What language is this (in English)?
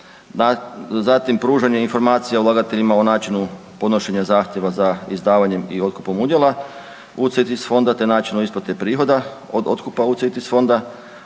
Croatian